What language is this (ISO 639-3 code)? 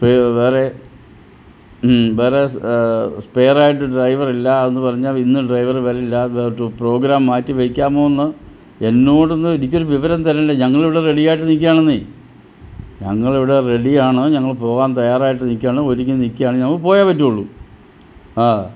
mal